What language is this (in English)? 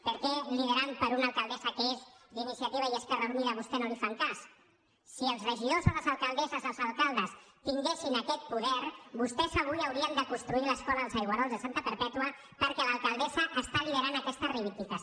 Catalan